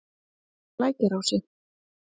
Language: Icelandic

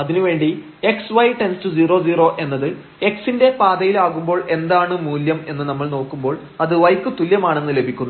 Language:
Malayalam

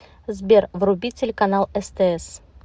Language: Russian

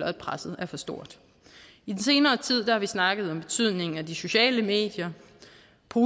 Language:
Danish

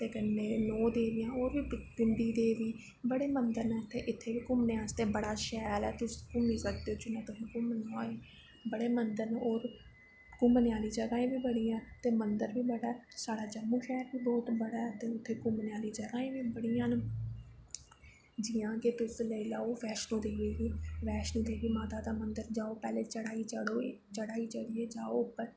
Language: Dogri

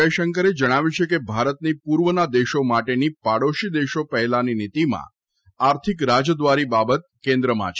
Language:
Gujarati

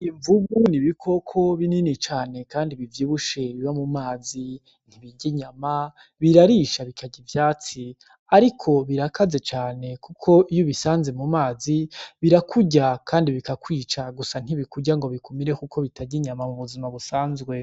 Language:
Rundi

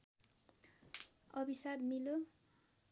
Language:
Nepali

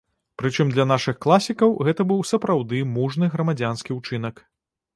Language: Belarusian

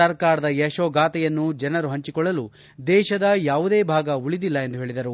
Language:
Kannada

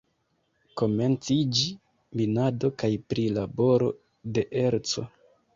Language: Esperanto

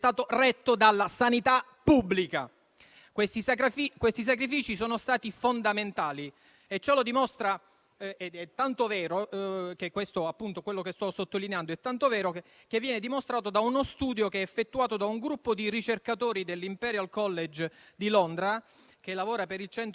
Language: Italian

